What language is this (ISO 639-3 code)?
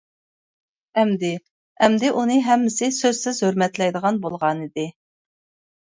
uig